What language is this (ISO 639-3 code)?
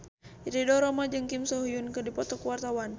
sun